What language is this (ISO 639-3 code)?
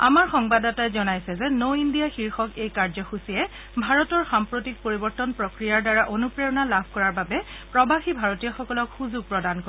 asm